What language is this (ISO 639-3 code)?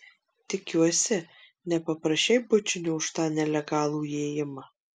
lit